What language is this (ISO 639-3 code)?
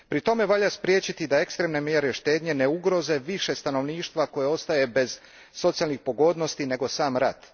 hrv